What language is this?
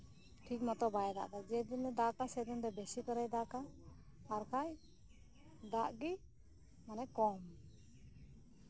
Santali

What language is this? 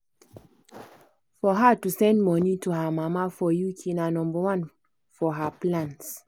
Nigerian Pidgin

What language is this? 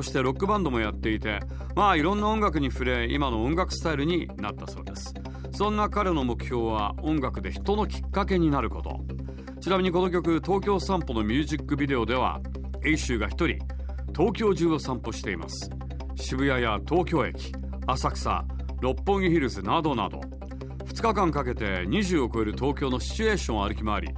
Japanese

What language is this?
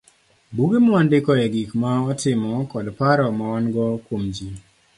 Luo (Kenya and Tanzania)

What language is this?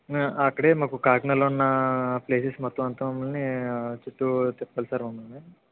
Telugu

